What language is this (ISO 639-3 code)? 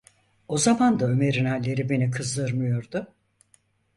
tur